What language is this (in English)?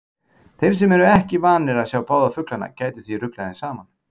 Icelandic